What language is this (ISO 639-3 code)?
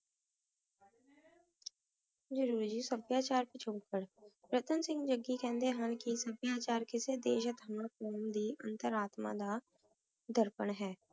pan